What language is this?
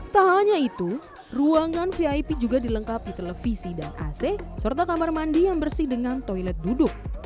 Indonesian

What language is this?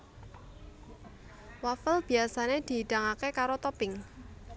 Javanese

